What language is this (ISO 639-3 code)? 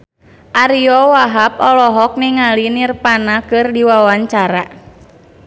sun